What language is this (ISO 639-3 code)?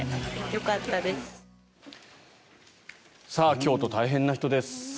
jpn